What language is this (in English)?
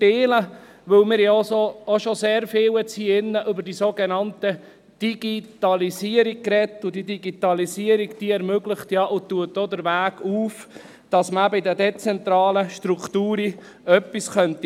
Swiss German